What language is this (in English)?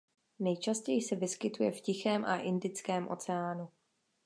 Czech